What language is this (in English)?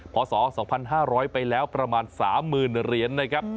Thai